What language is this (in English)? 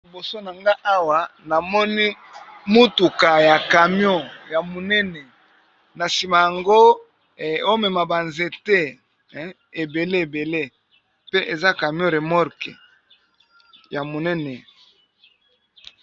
Lingala